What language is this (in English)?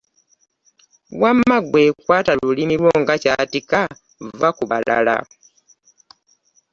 Ganda